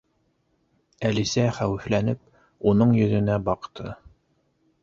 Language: Bashkir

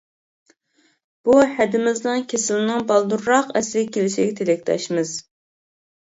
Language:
Uyghur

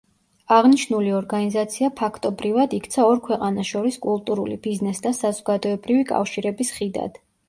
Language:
Georgian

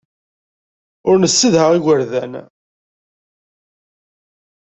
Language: Kabyle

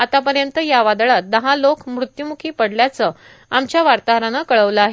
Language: Marathi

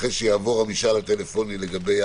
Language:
Hebrew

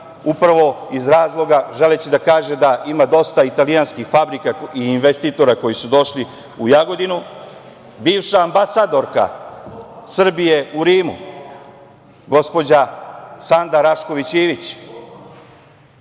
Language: Serbian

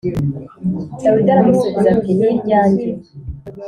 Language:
Kinyarwanda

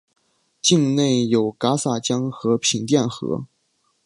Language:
Chinese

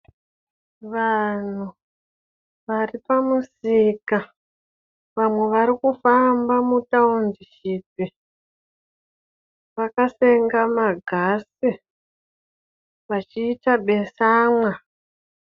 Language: Shona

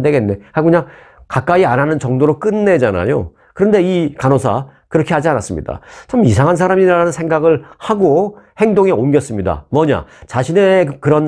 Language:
Korean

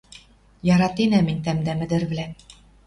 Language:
Western Mari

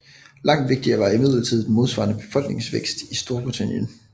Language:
Danish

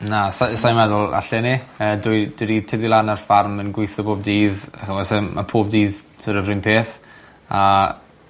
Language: Welsh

